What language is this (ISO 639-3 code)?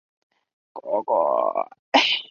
zho